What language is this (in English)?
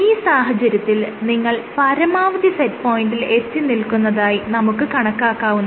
Malayalam